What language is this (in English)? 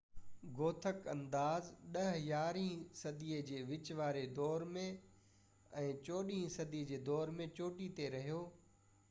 Sindhi